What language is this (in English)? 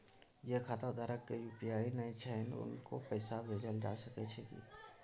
Maithili